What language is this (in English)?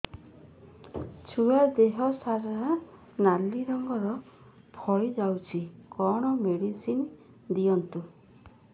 Odia